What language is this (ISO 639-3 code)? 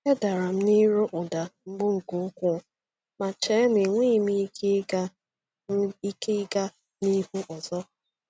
ibo